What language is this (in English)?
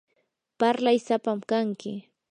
Yanahuanca Pasco Quechua